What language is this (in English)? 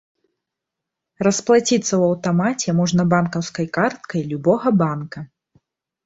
Belarusian